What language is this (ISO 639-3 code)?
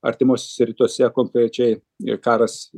lit